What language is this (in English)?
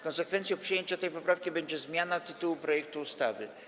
Polish